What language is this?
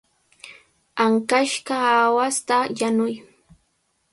Cajatambo North Lima Quechua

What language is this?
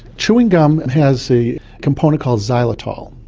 English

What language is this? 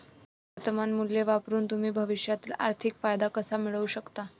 Marathi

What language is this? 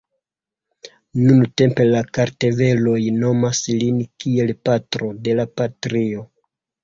Esperanto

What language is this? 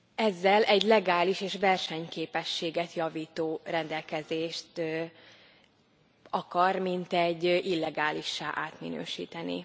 Hungarian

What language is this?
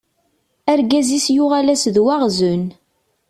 Kabyle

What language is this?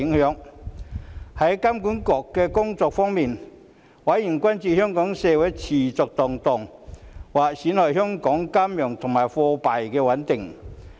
Cantonese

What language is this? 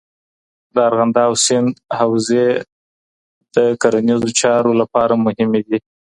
Pashto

